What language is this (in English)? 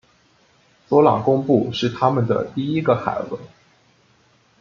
Chinese